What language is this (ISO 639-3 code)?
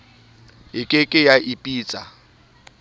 sot